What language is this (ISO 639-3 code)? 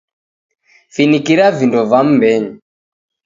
dav